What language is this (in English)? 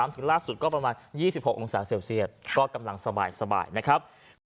Thai